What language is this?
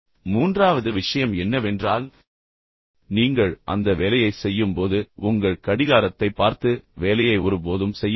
Tamil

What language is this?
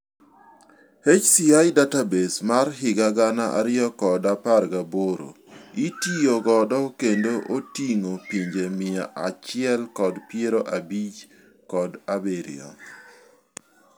Luo (Kenya and Tanzania)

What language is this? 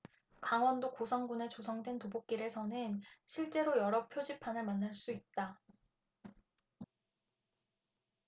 Korean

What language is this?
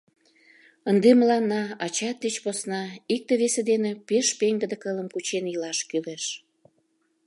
Mari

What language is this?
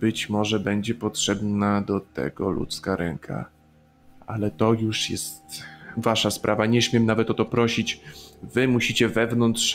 Polish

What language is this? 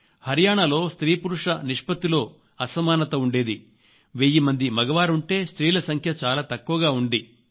Telugu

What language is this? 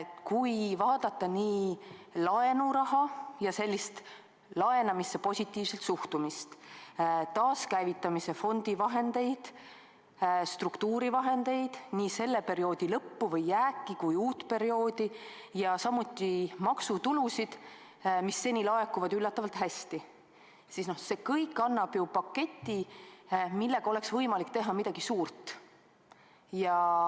Estonian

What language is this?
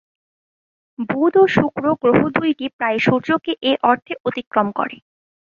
Bangla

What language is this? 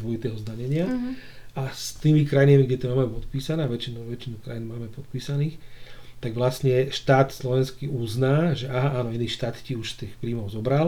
Slovak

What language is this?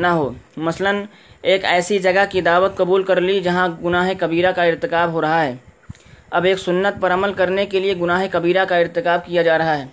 Urdu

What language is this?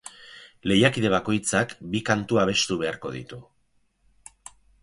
Basque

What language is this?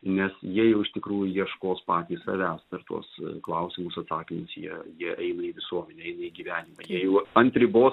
Lithuanian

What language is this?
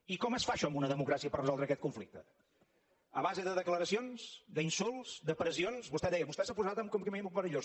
Catalan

